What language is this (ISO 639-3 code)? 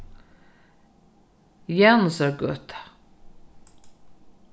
fao